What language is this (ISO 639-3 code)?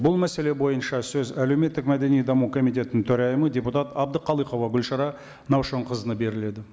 kaz